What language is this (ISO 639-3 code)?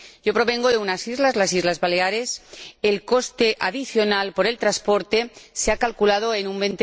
spa